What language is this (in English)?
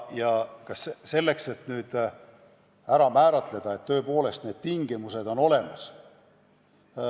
Estonian